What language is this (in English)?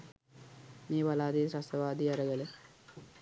Sinhala